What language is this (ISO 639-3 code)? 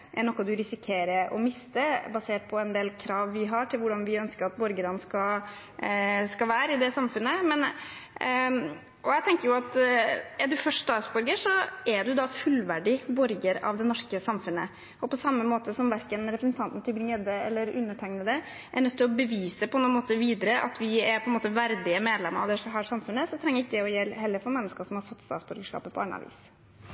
nor